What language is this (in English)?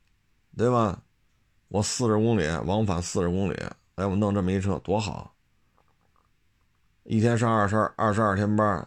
Chinese